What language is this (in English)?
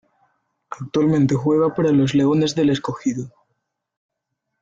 Spanish